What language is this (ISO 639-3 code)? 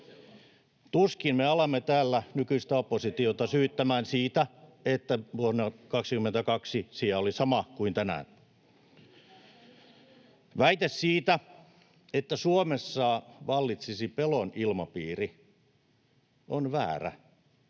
fin